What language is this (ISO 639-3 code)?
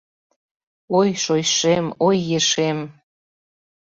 chm